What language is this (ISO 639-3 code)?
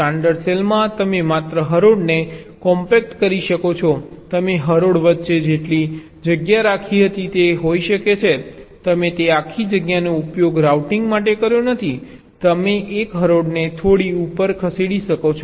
guj